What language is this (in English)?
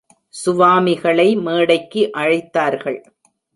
Tamil